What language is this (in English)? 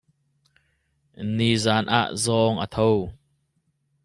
Hakha Chin